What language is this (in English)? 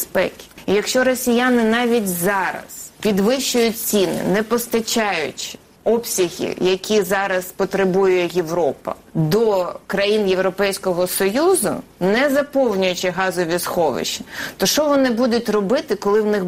Ukrainian